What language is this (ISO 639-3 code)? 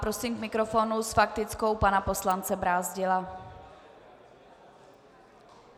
ces